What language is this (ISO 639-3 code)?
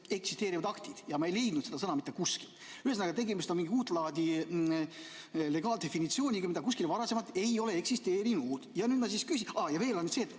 est